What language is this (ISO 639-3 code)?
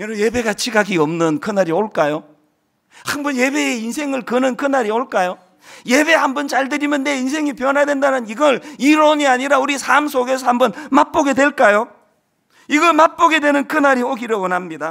kor